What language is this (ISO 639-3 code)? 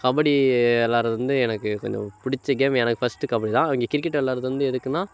tam